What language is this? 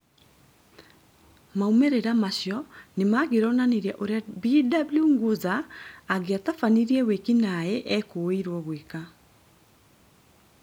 Kikuyu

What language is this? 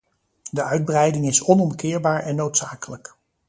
Dutch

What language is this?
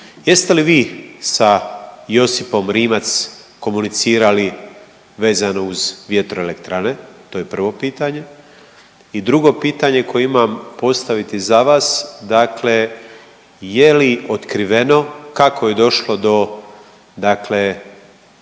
Croatian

